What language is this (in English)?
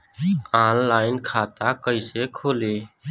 Bhojpuri